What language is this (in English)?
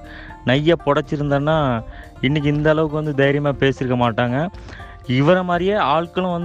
Tamil